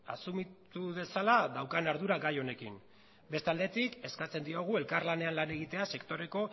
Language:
Basque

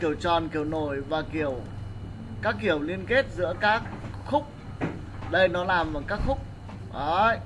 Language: Vietnamese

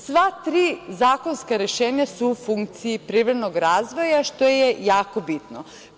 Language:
Serbian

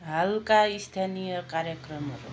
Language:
Nepali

